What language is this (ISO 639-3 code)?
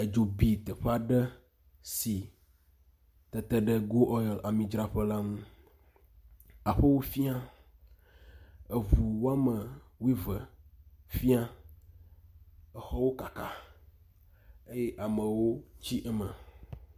ewe